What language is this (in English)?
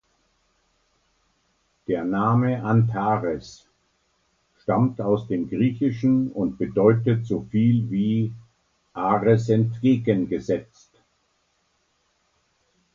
German